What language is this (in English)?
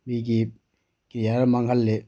Manipuri